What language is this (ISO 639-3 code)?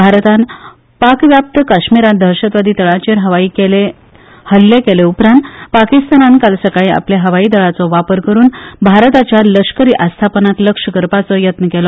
kok